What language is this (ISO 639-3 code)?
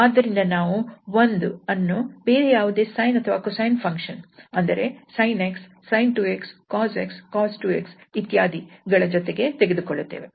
kan